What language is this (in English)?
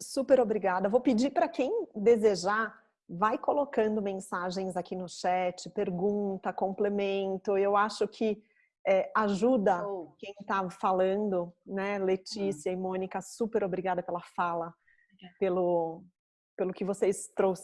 Portuguese